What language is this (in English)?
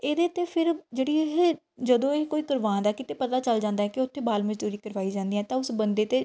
Punjabi